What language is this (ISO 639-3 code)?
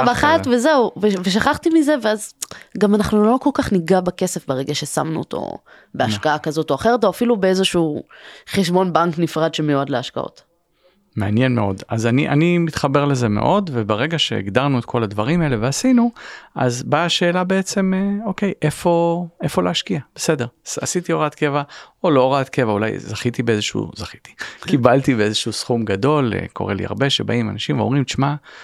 heb